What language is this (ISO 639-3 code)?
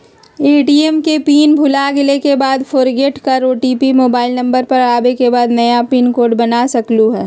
mag